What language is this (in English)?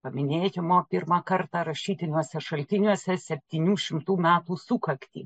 Lithuanian